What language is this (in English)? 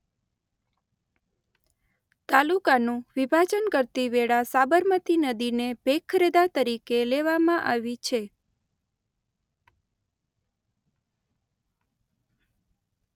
Gujarati